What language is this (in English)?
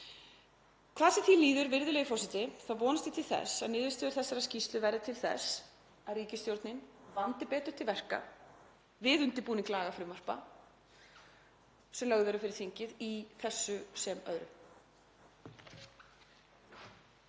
Icelandic